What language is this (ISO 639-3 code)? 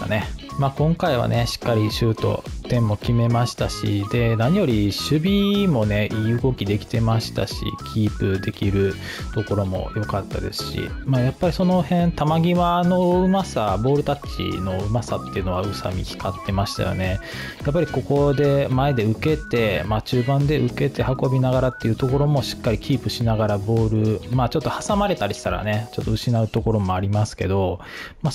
jpn